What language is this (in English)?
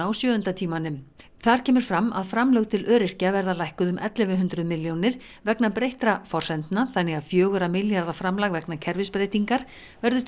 Icelandic